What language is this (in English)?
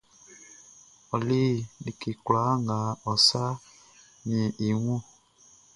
Baoulé